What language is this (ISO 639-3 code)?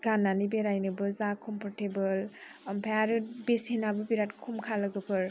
brx